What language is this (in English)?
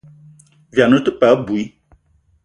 Eton (Cameroon)